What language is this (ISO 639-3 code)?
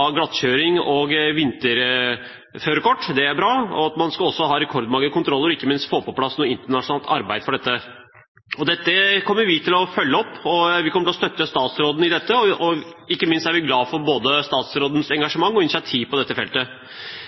nob